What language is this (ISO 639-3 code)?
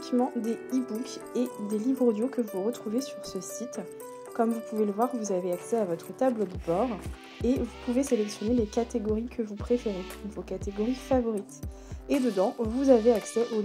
fra